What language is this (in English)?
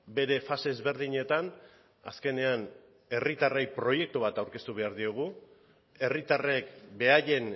Basque